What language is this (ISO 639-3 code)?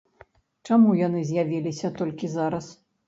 bel